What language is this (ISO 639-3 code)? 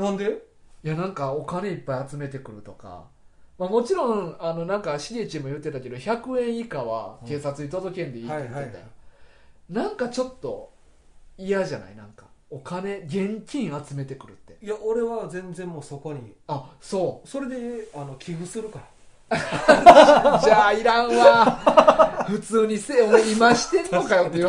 jpn